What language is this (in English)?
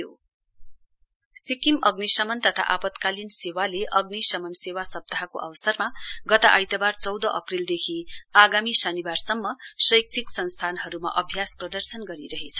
Nepali